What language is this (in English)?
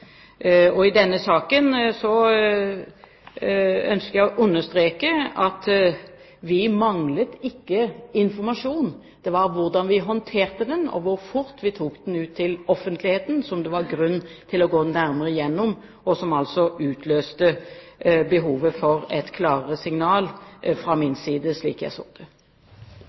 Norwegian Bokmål